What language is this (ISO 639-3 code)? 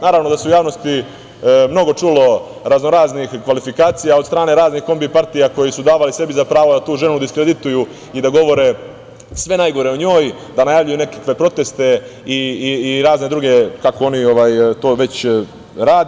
srp